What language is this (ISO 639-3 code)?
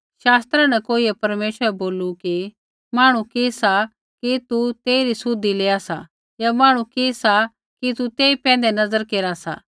kfx